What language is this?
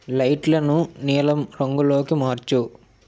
Telugu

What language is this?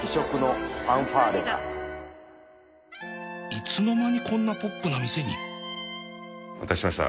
Japanese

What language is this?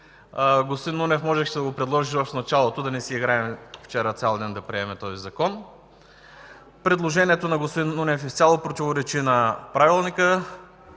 Bulgarian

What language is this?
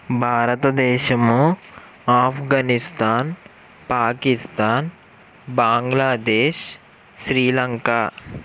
Telugu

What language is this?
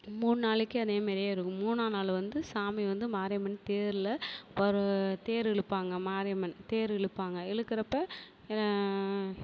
Tamil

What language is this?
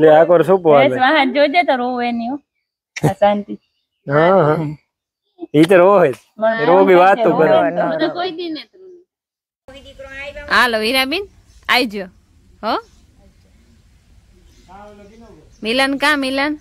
Gujarati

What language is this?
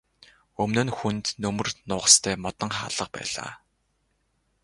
Mongolian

